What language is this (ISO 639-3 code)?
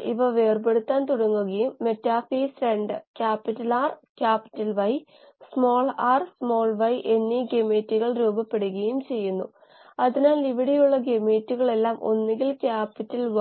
mal